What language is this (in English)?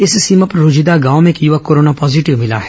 Hindi